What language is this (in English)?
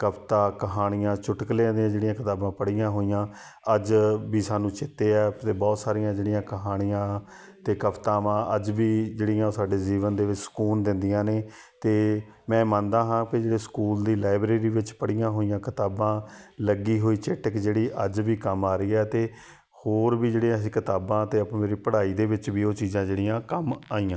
Punjabi